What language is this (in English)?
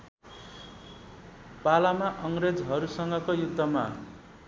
Nepali